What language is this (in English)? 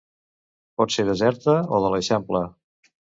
Catalan